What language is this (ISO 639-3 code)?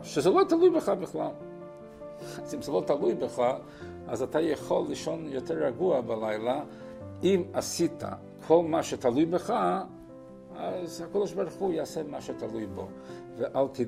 heb